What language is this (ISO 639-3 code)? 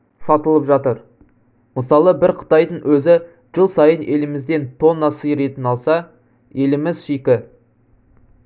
kaz